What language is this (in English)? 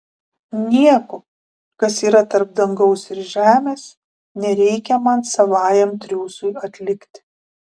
Lithuanian